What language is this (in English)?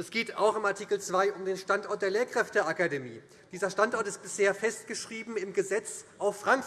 German